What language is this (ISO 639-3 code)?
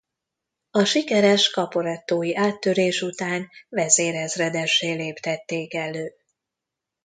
hun